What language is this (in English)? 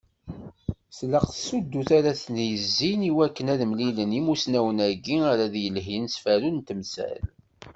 Kabyle